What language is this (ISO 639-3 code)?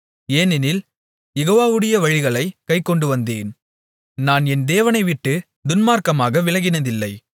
tam